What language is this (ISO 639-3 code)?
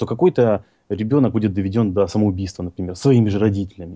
rus